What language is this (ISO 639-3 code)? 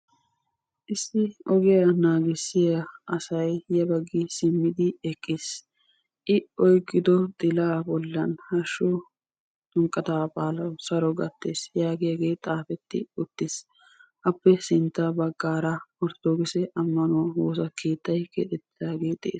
wal